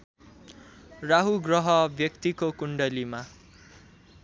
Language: Nepali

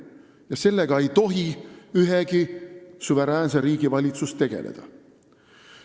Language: Estonian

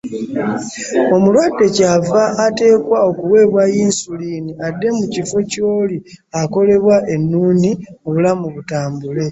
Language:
Ganda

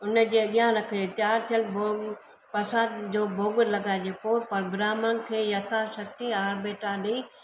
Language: Sindhi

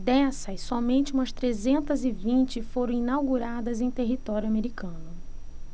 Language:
Portuguese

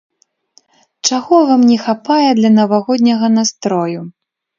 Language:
Belarusian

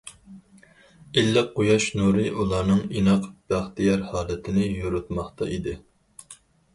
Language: Uyghur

